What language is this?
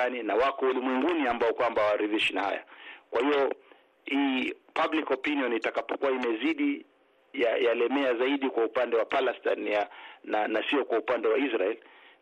Swahili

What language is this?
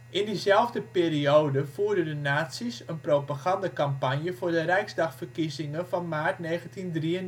Dutch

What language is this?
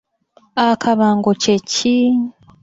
Ganda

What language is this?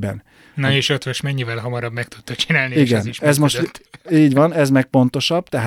Hungarian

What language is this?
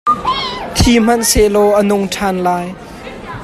Hakha Chin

